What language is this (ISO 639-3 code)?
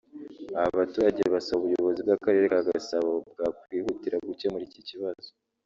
kin